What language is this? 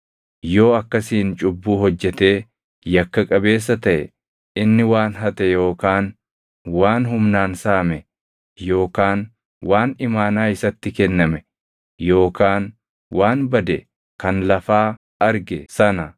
Oromo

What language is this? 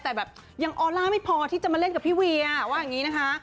Thai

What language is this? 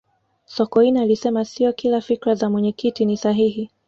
Swahili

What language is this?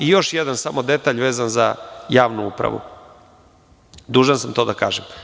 Serbian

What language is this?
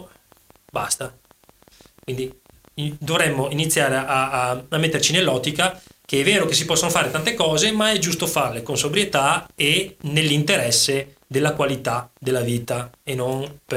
Italian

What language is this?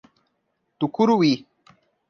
Portuguese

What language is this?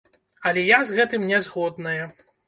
Belarusian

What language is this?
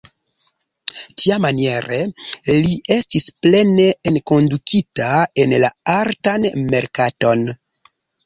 Esperanto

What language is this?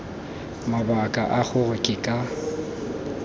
Tswana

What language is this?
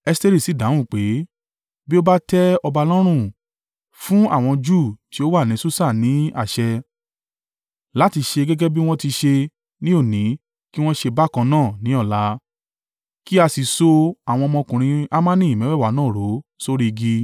Yoruba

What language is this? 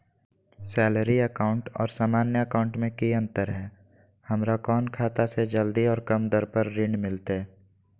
Magahi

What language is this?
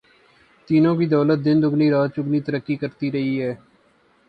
Urdu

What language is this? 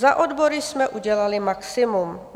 Czech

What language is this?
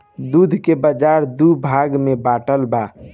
Bhojpuri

